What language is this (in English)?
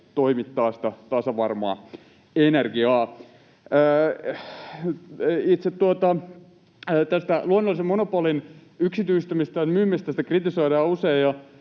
Finnish